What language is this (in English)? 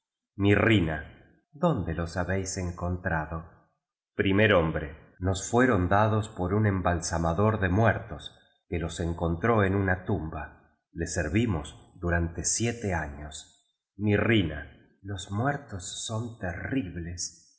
Spanish